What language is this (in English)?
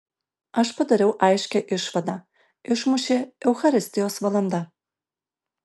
Lithuanian